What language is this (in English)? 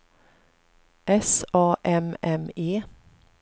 Swedish